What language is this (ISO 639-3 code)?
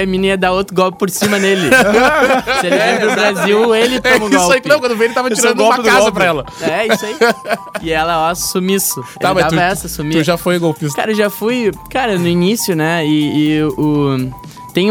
por